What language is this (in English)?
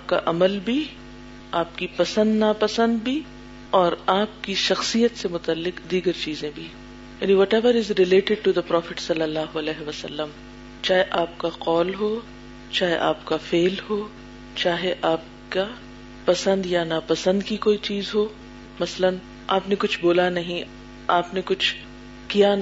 Urdu